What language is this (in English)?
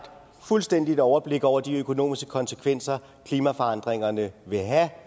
Danish